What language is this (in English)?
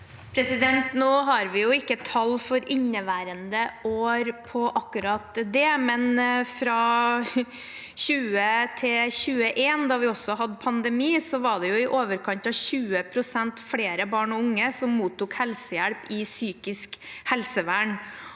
Norwegian